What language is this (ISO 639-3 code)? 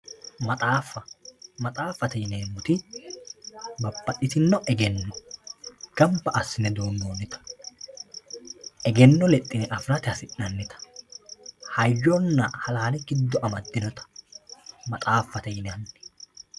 sid